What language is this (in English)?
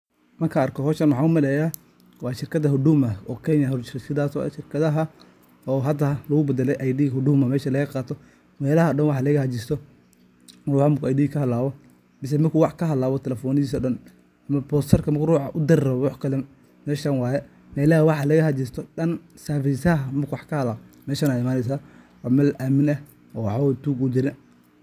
Somali